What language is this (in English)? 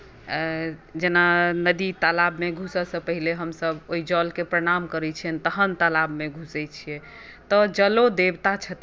Maithili